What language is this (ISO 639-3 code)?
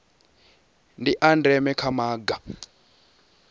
ven